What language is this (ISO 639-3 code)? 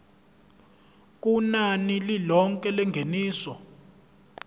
zul